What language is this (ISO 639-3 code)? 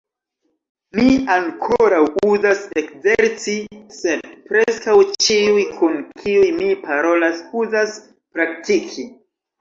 epo